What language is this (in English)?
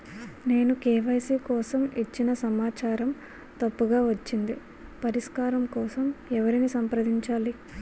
Telugu